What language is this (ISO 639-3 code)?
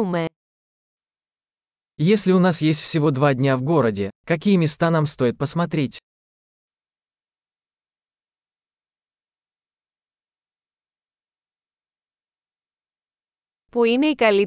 ell